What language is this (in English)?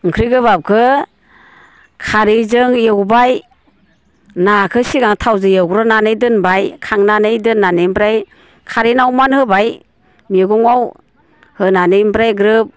Bodo